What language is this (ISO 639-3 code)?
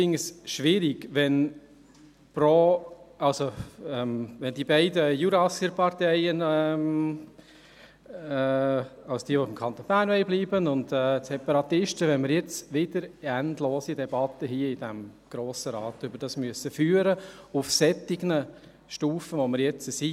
gsw